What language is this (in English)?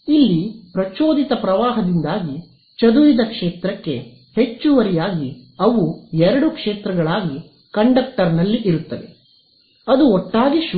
Kannada